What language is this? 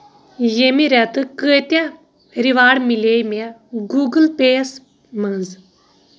Kashmiri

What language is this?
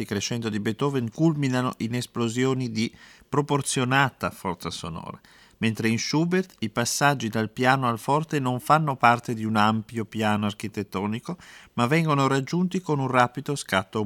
Italian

